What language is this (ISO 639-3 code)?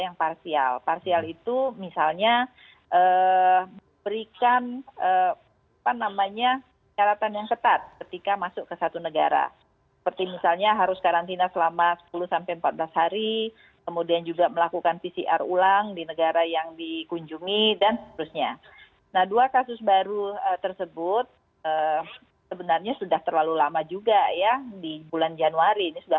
ind